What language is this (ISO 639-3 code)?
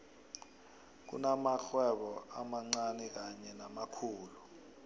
nbl